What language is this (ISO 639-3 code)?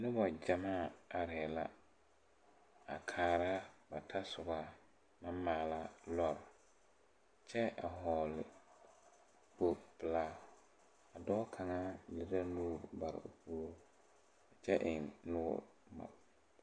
dga